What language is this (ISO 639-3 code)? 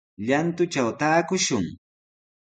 qws